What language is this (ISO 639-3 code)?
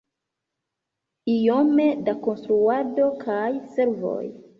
epo